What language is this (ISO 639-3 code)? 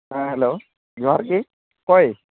sat